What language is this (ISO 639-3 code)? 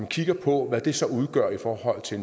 dan